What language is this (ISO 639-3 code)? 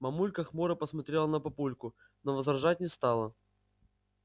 rus